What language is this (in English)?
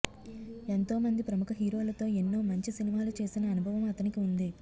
Telugu